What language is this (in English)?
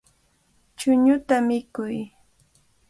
Cajatambo North Lima Quechua